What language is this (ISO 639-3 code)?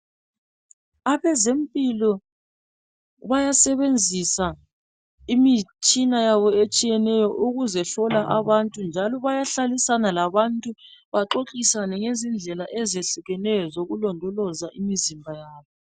nde